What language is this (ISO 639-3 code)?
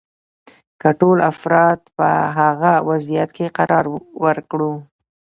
pus